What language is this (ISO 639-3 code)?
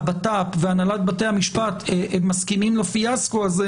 heb